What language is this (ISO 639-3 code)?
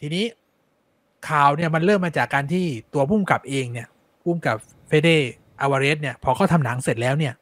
tha